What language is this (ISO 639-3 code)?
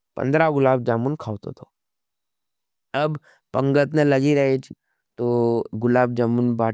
noe